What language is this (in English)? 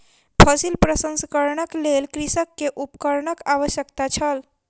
Maithili